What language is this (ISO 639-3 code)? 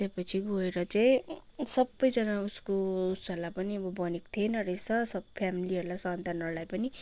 nep